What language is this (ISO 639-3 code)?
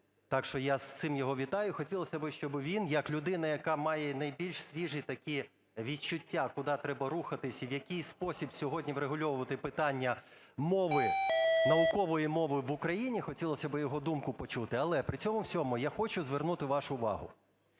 ukr